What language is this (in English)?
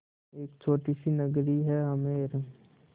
Hindi